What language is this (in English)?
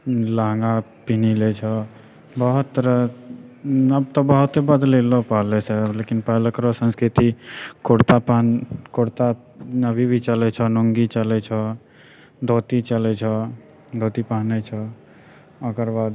Maithili